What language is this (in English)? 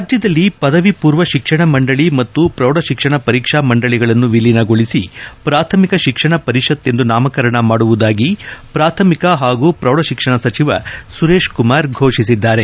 Kannada